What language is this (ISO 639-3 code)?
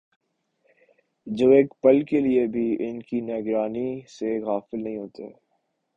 urd